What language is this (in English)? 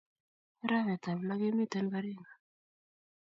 Kalenjin